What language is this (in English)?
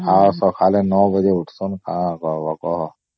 Odia